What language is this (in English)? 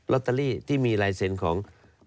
Thai